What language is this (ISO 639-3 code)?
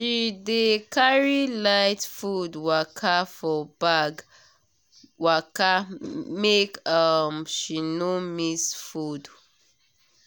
pcm